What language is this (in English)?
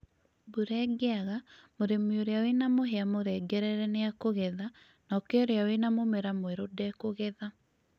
Kikuyu